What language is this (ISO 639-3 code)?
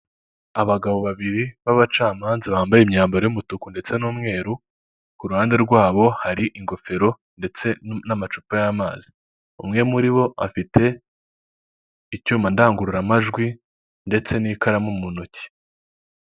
kin